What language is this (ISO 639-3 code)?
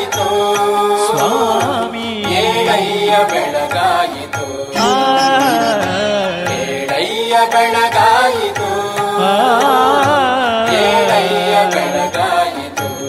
kan